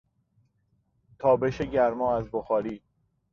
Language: Persian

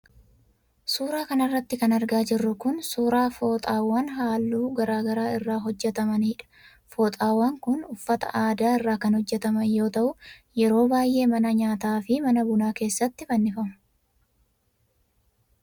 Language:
Oromo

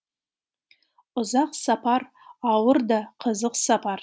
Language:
Kazakh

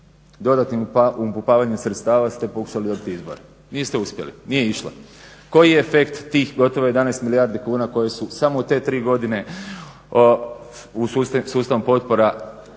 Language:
Croatian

